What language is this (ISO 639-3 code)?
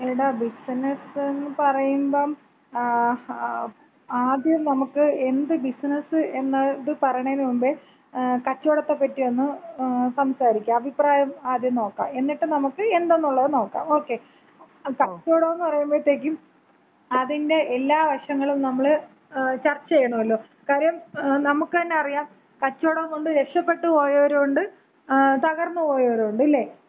mal